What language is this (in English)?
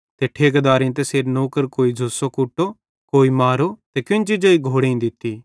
Bhadrawahi